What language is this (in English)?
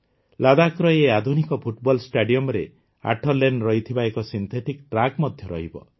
Odia